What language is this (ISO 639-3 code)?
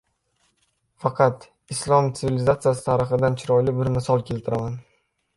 uzb